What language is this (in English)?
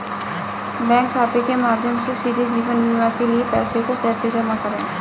Hindi